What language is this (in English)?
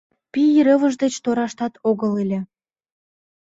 Mari